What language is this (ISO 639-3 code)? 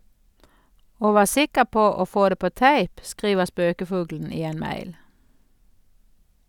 nor